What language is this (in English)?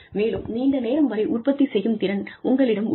Tamil